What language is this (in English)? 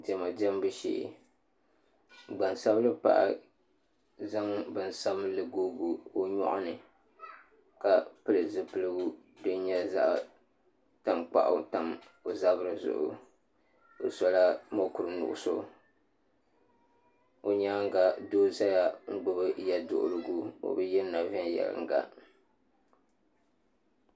Dagbani